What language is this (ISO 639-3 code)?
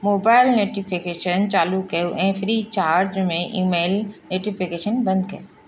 snd